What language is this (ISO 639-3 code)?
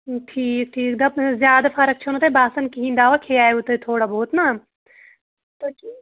kas